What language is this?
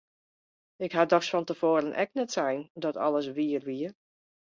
Western Frisian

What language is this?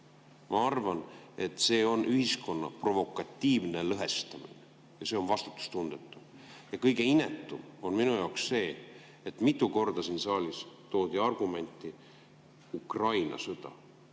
Estonian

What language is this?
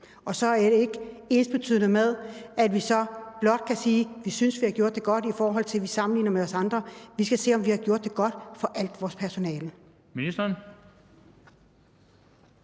Danish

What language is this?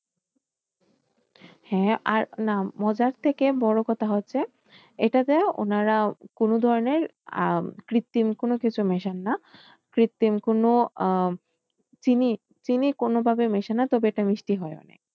Bangla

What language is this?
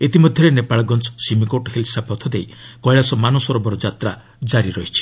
Odia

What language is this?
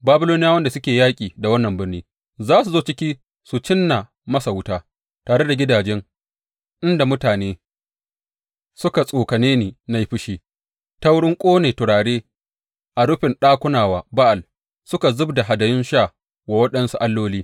Hausa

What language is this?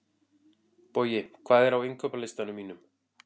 Icelandic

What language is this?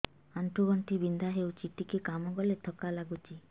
Odia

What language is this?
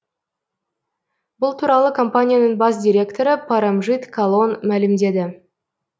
Kazakh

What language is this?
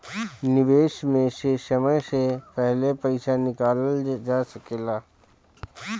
Bhojpuri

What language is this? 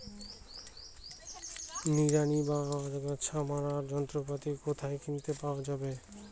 Bangla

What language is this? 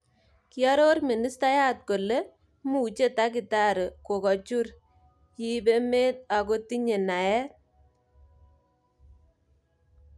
Kalenjin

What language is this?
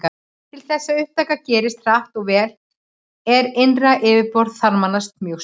Icelandic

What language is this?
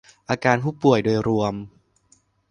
Thai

